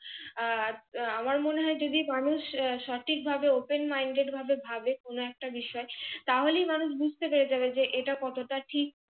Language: Bangla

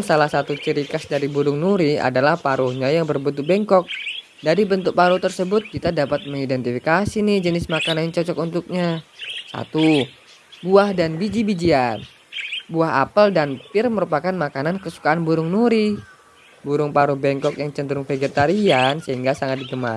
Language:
Indonesian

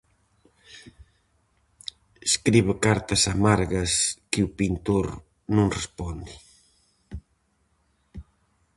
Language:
Galician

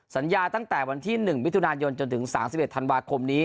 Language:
Thai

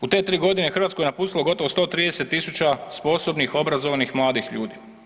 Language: Croatian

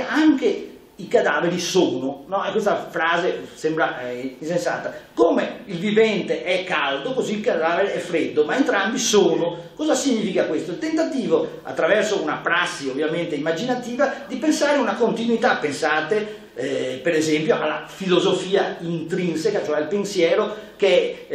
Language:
Italian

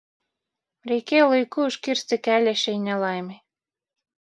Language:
Lithuanian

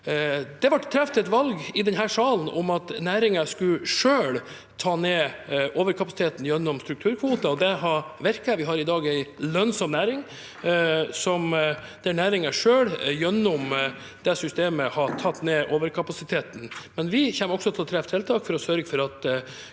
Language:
Norwegian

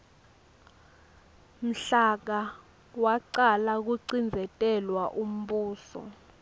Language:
Swati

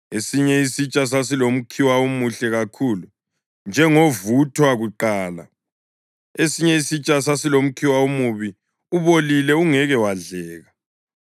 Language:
North Ndebele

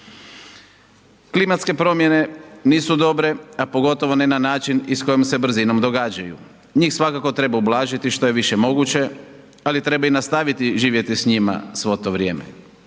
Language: Croatian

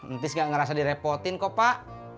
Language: Indonesian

